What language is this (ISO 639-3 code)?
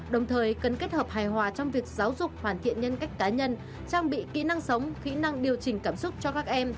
vie